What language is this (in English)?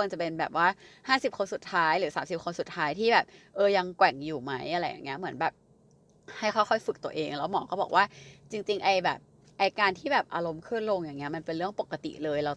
Thai